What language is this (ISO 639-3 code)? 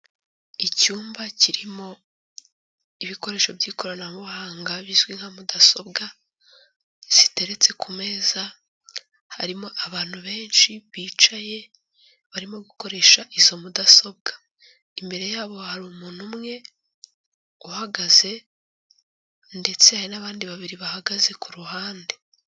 kin